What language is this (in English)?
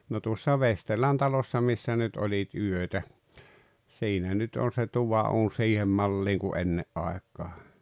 Finnish